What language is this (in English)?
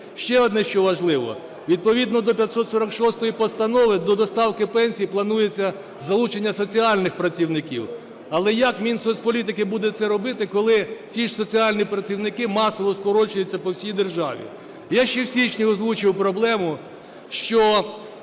Ukrainian